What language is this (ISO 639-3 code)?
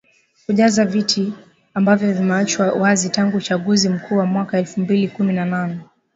swa